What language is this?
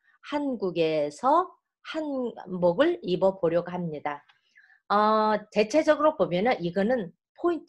Korean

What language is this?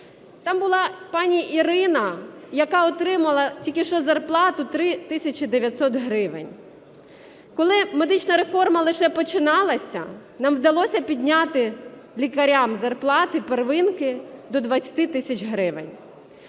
Ukrainian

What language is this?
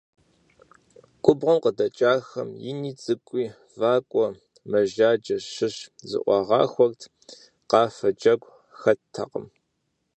Kabardian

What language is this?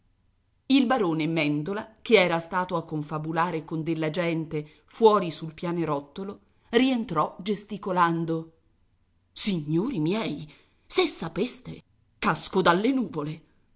Italian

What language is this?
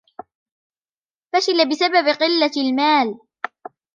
Arabic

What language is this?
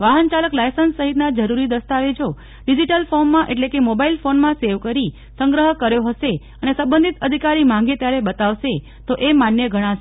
Gujarati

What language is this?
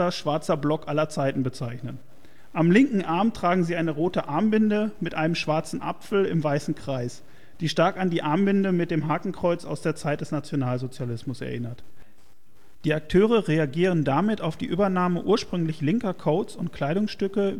German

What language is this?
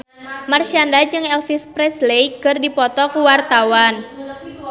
Sundanese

